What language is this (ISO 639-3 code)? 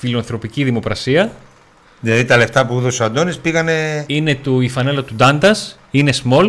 ell